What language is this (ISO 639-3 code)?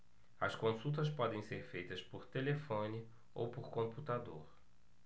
por